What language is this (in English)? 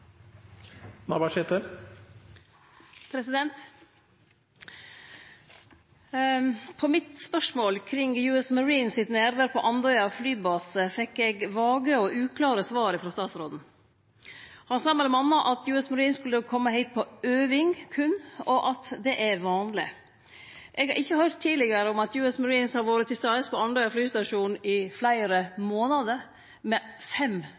Norwegian